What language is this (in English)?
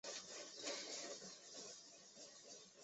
Chinese